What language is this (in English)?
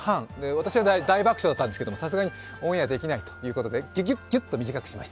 Japanese